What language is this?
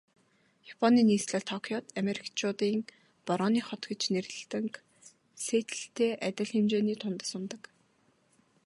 Mongolian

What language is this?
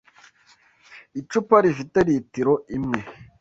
Kinyarwanda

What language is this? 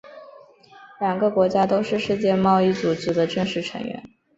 Chinese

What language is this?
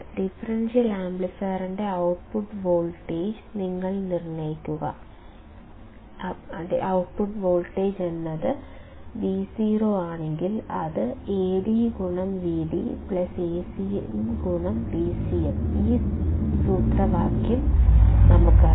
Malayalam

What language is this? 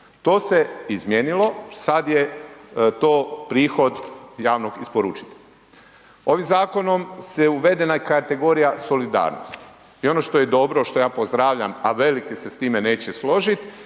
Croatian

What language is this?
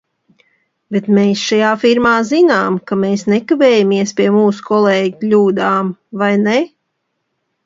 Latvian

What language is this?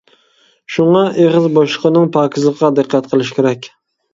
Uyghur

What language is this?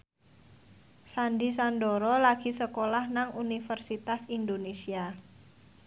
Javanese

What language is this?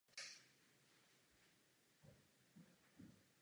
Czech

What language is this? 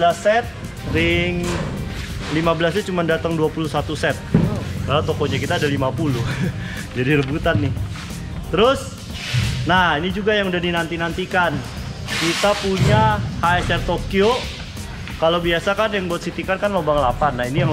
Indonesian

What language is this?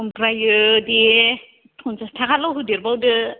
Bodo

